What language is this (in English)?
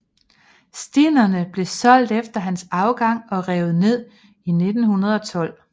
Danish